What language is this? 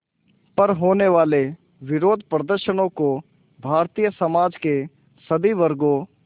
Hindi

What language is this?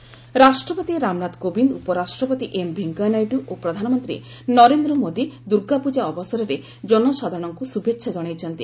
Odia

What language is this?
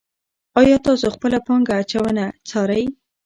Pashto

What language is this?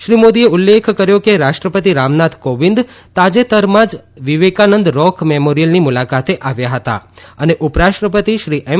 Gujarati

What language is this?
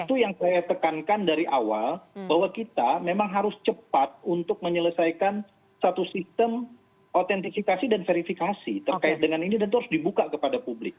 Indonesian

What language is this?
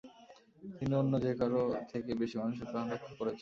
Bangla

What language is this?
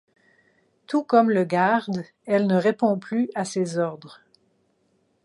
French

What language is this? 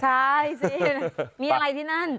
Thai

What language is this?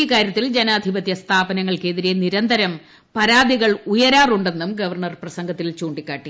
Malayalam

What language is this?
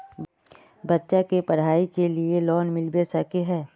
Magahi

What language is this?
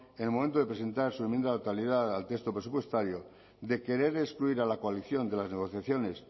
Spanish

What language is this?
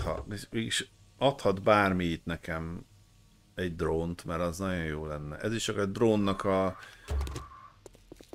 Hungarian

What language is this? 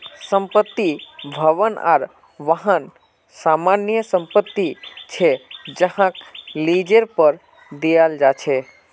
Magahi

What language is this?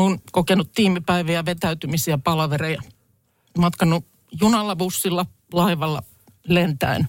Finnish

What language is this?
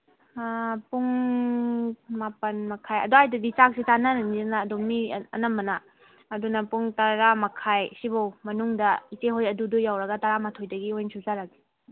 Manipuri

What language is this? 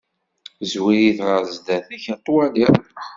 Kabyle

